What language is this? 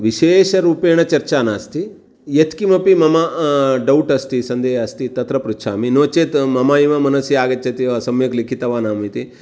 Sanskrit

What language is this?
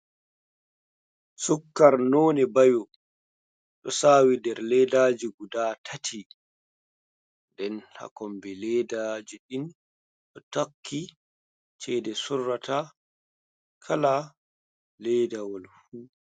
Fula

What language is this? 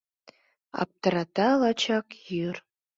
Mari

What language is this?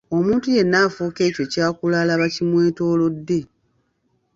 Ganda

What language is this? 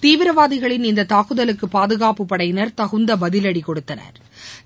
Tamil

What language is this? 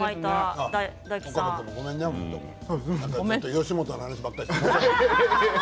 Japanese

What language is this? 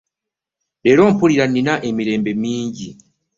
Ganda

